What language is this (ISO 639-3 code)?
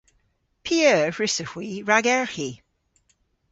cor